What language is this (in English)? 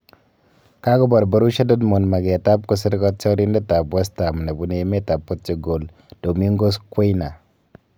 Kalenjin